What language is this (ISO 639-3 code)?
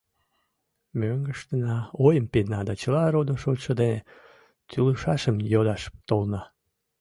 chm